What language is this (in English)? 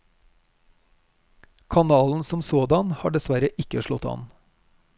Norwegian